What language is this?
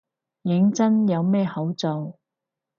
Cantonese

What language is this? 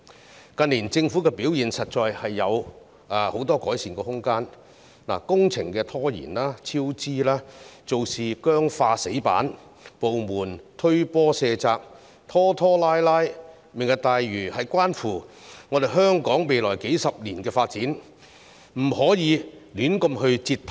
Cantonese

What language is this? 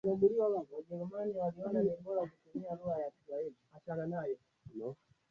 Swahili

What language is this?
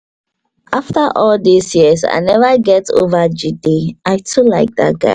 Nigerian Pidgin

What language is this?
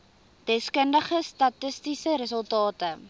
Afrikaans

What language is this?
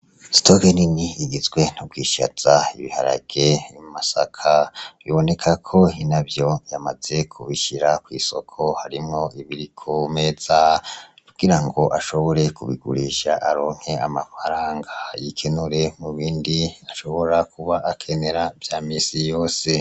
Rundi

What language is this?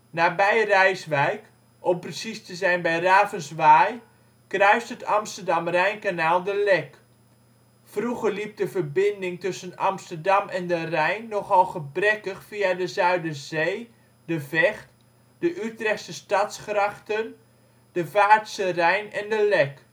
Dutch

